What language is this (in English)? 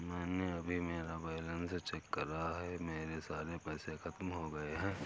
Hindi